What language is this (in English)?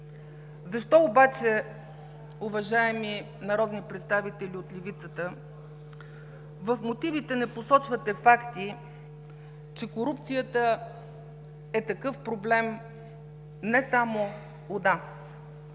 Bulgarian